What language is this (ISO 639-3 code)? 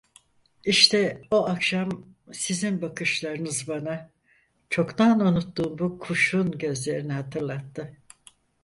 tur